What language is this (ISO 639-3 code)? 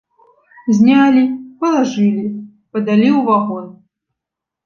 bel